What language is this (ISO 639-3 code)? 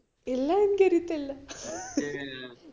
mal